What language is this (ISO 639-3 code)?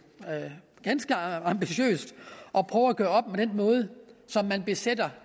dan